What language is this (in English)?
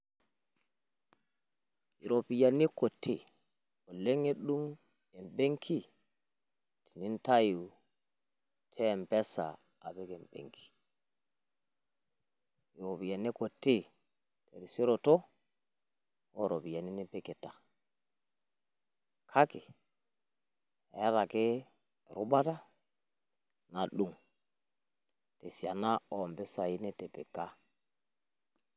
Masai